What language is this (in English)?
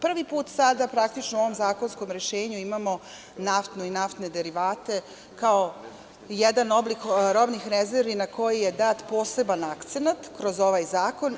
Serbian